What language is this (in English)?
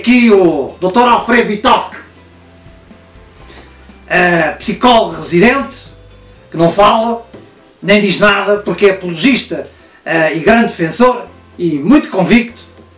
Portuguese